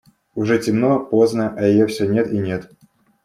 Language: Russian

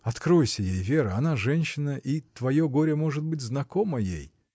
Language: Russian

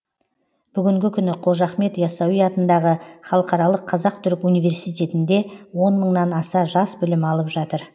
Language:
Kazakh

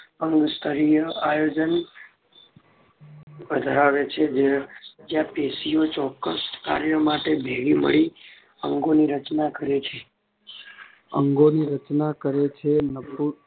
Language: Gujarati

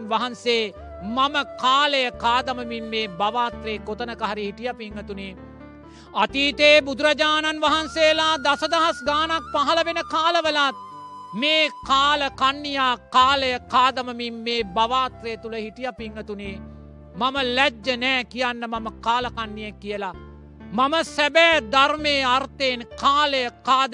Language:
Sinhala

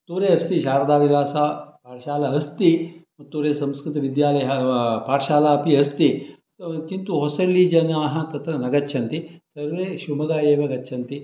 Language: Sanskrit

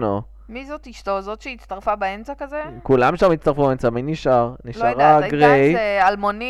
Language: Hebrew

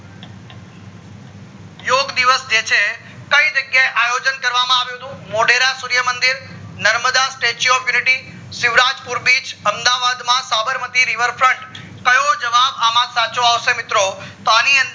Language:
Gujarati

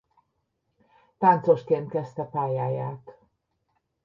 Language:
Hungarian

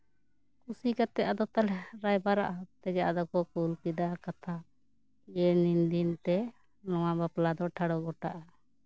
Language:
Santali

